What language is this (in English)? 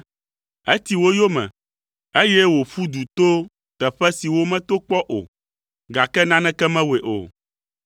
Ewe